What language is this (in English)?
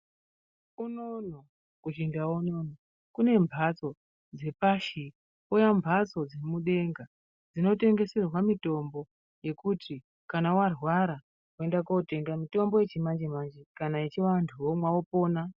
Ndau